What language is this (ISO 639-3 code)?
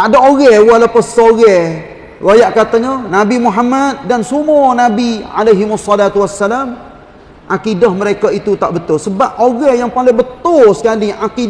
msa